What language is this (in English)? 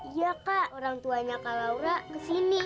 Indonesian